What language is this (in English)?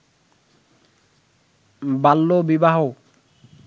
Bangla